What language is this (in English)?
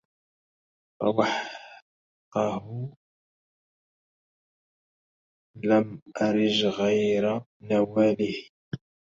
Arabic